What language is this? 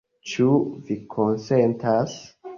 Esperanto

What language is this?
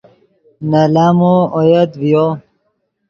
Yidgha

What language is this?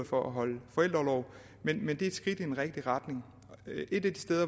Danish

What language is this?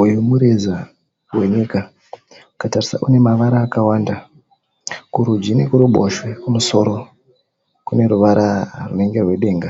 Shona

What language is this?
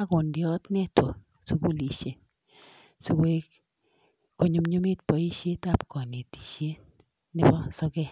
Kalenjin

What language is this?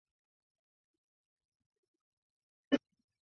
Chinese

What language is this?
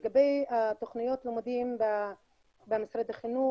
Hebrew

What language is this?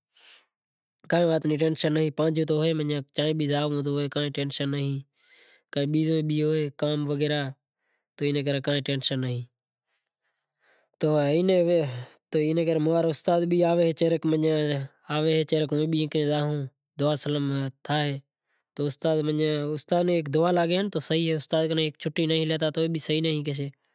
Kachi Koli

